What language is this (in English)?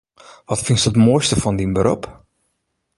Western Frisian